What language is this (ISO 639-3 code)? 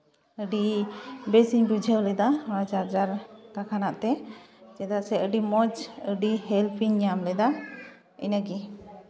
sat